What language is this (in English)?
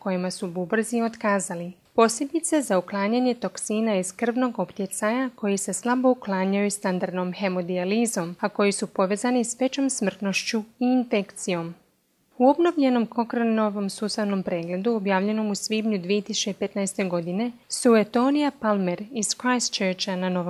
Croatian